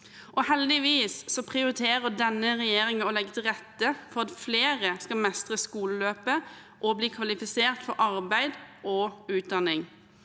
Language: Norwegian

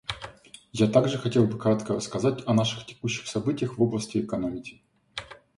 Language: Russian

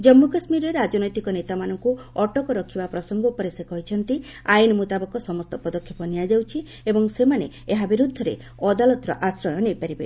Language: Odia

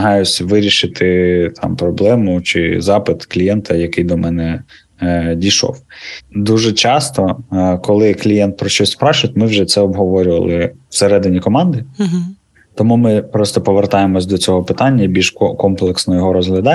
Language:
Ukrainian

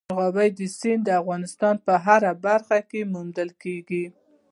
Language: Pashto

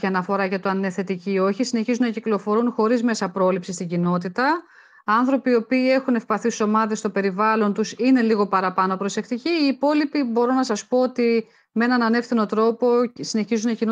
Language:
Greek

